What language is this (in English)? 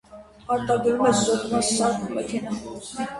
Armenian